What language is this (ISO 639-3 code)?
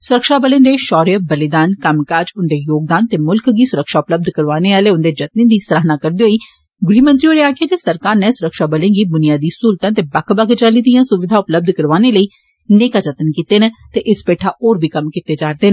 doi